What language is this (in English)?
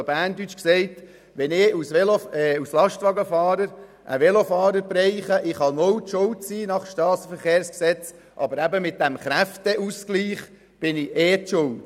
Swiss German